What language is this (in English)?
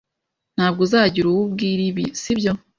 Kinyarwanda